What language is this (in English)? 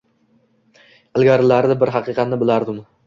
Uzbek